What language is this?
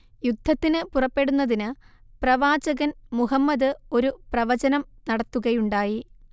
Malayalam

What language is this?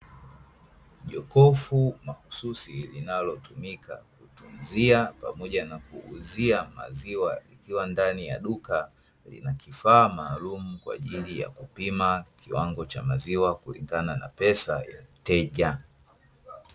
Swahili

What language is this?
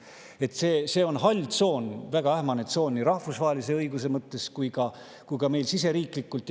Estonian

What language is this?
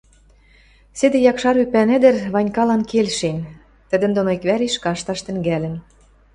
Western Mari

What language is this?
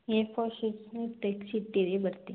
Kannada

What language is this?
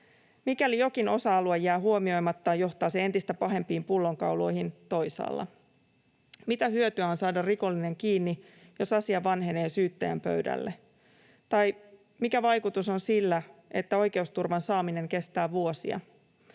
Finnish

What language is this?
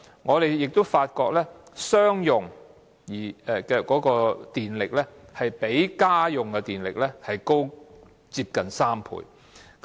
Cantonese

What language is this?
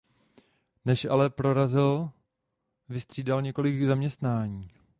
Czech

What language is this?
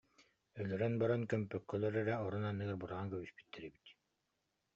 Yakut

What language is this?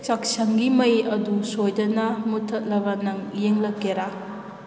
Manipuri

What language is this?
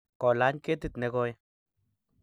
Kalenjin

